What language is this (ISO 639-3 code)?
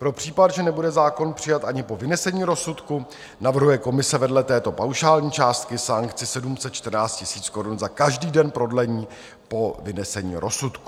ces